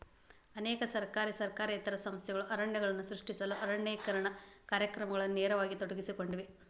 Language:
Kannada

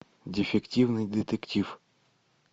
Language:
Russian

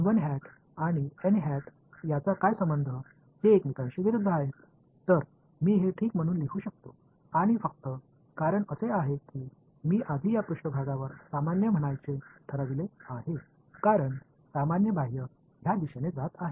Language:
Tamil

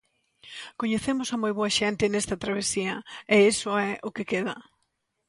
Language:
Galician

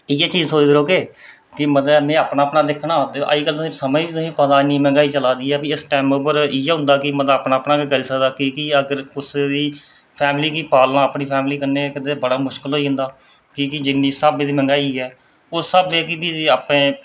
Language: Dogri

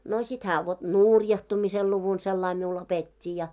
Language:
Finnish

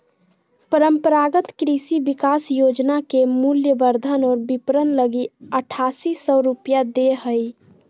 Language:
Magahi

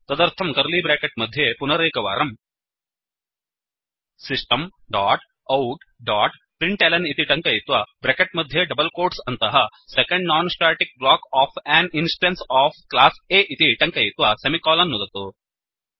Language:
Sanskrit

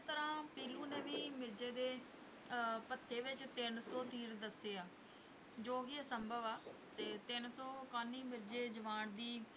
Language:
Punjabi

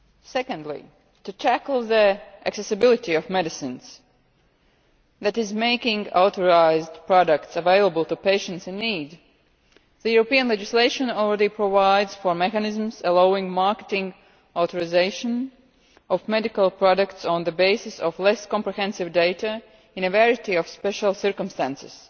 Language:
English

